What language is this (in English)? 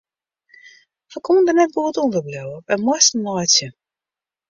Western Frisian